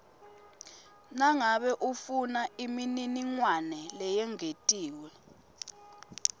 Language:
Swati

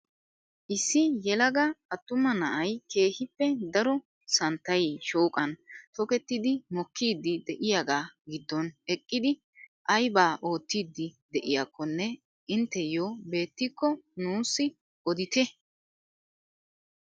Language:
Wolaytta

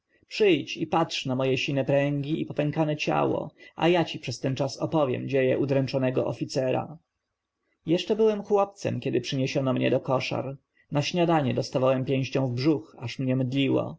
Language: Polish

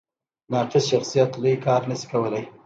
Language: Pashto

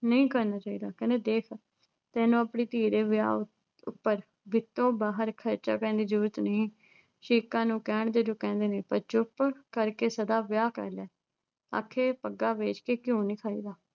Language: Punjabi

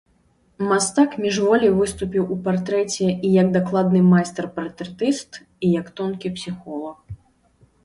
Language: Belarusian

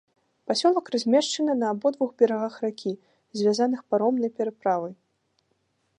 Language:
Belarusian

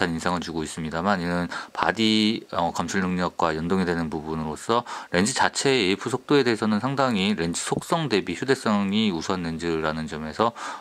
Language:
Korean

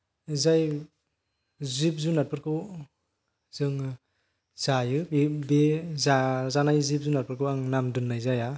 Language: Bodo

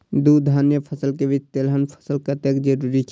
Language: Maithili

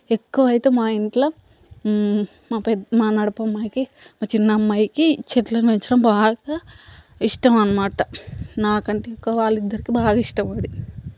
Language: Telugu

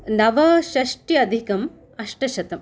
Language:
Sanskrit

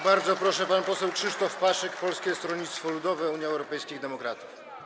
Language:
Polish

